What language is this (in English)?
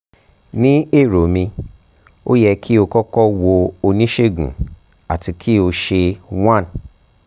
Yoruba